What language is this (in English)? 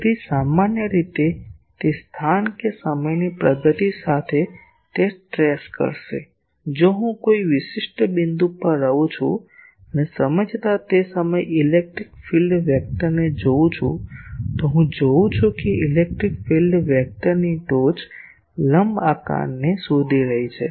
Gujarati